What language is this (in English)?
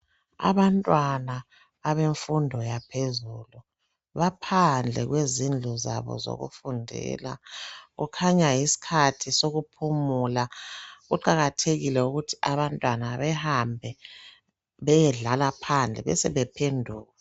North Ndebele